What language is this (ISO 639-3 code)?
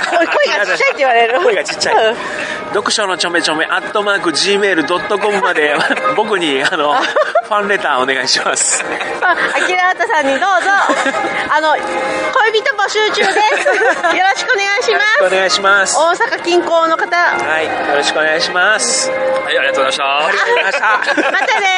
jpn